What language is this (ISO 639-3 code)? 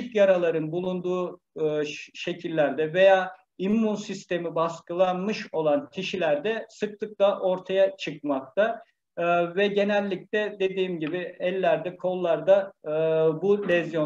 tur